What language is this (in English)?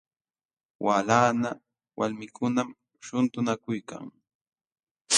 Jauja Wanca Quechua